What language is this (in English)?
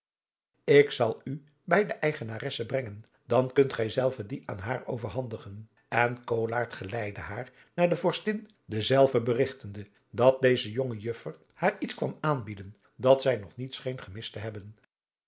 Dutch